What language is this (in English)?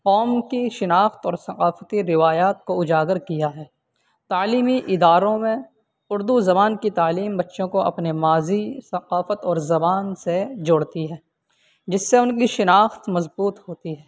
Urdu